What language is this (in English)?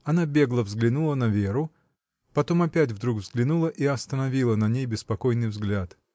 Russian